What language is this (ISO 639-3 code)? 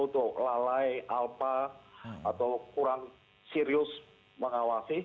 ind